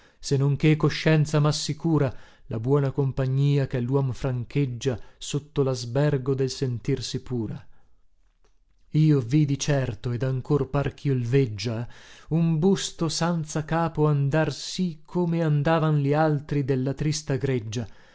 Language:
Italian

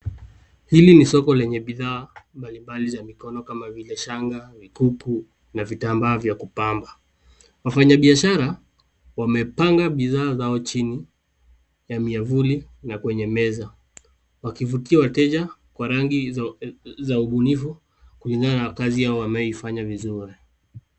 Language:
Swahili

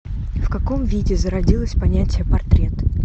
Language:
Russian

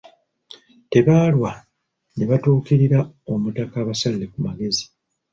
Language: Ganda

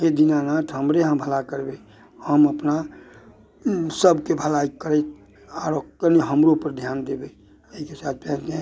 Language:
Maithili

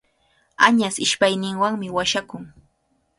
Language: Cajatambo North Lima Quechua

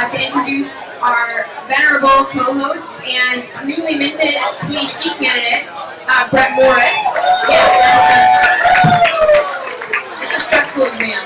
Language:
English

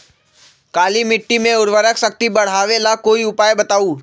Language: Magahi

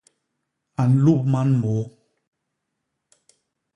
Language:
Basaa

